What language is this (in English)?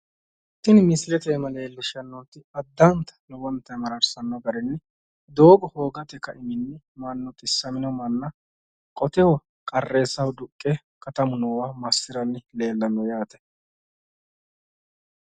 Sidamo